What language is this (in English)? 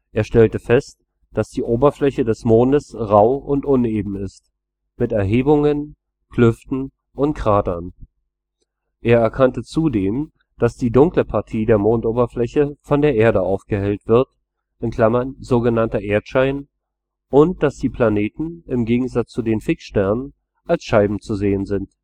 German